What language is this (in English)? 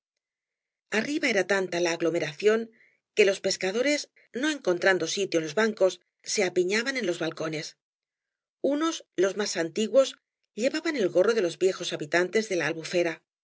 Spanish